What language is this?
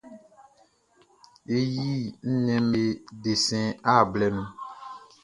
Baoulé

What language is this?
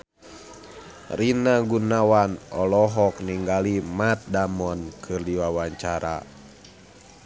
Sundanese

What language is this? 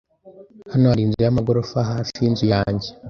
Kinyarwanda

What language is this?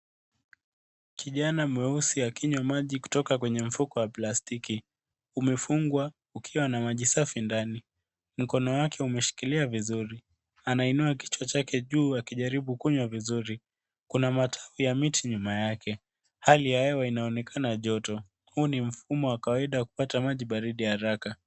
Swahili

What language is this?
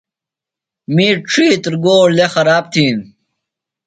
Phalura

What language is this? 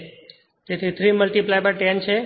Gujarati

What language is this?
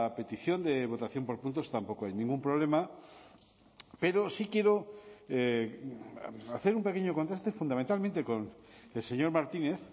Spanish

